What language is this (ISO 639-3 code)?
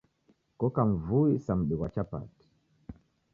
dav